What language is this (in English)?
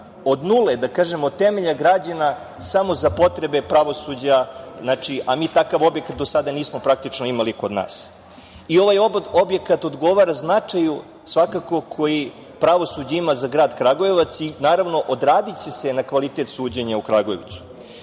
Serbian